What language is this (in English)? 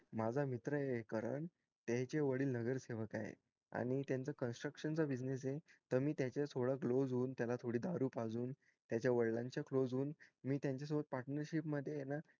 Marathi